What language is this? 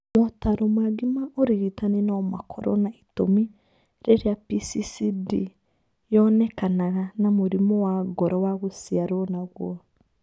Kikuyu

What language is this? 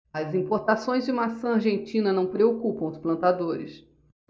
Portuguese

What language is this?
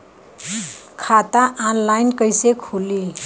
Bhojpuri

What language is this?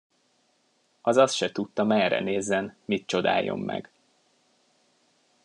Hungarian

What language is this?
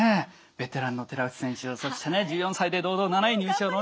Japanese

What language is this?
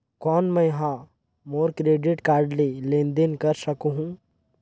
Chhattisgarhi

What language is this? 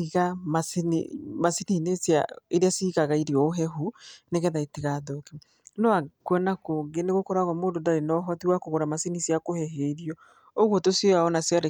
Kikuyu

